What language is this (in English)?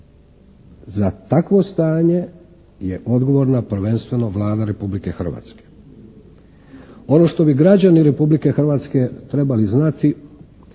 Croatian